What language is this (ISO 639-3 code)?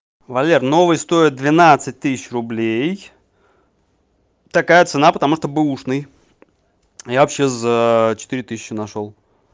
rus